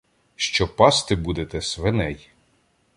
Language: Ukrainian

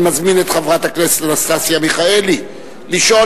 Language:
Hebrew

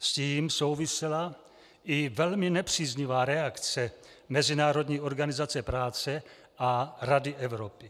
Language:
Czech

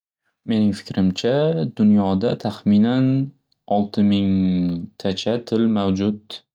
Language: Uzbek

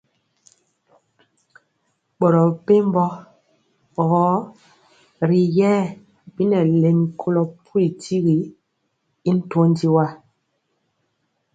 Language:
Mpiemo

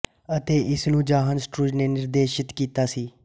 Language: Punjabi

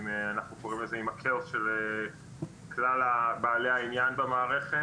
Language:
Hebrew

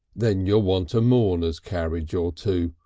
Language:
English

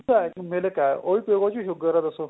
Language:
Punjabi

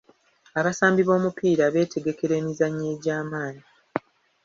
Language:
Ganda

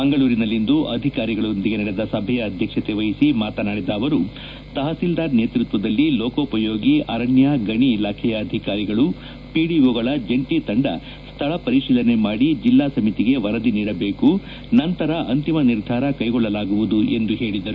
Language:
Kannada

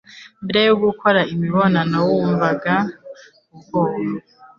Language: Kinyarwanda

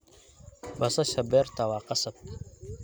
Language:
Somali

